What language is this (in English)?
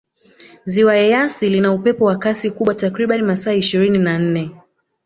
Swahili